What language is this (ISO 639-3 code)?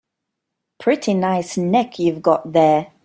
eng